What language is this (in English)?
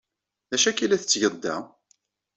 Kabyle